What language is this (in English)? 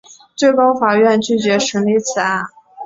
Chinese